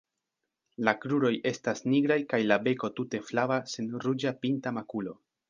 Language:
Esperanto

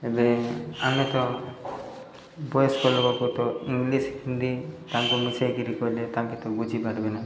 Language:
Odia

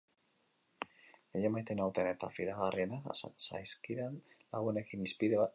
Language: Basque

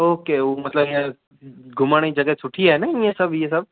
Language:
Sindhi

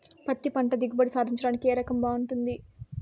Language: Telugu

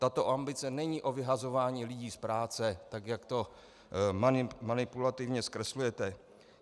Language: Czech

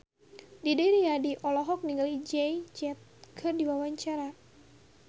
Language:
Sundanese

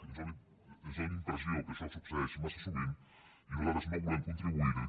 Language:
Catalan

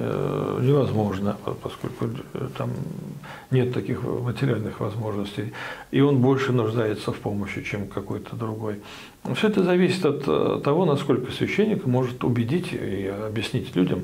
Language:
Russian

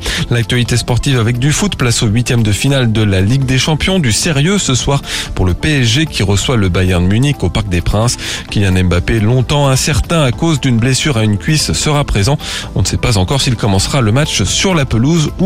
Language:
French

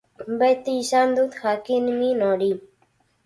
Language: Basque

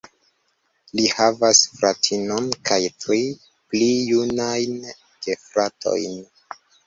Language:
Esperanto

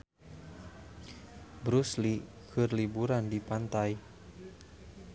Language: Sundanese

